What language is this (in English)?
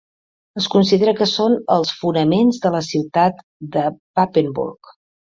Catalan